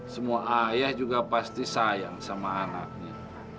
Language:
Indonesian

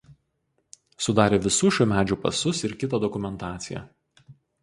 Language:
Lithuanian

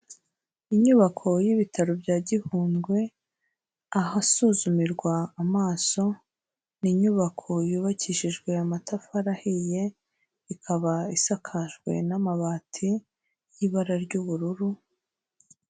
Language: Kinyarwanda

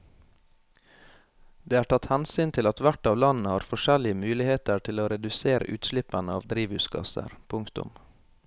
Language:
Norwegian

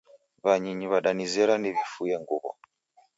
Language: Taita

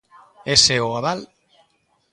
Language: Galician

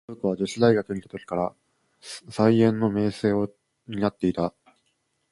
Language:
Japanese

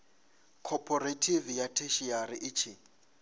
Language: Venda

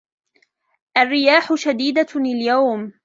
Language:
Arabic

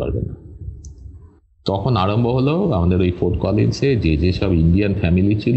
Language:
Bangla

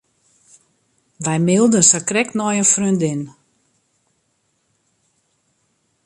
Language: Western Frisian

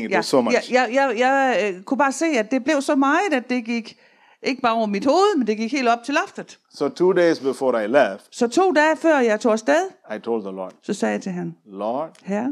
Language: Danish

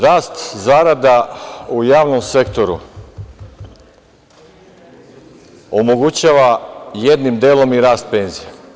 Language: Serbian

